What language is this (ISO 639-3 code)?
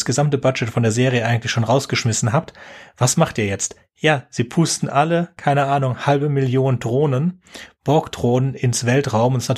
deu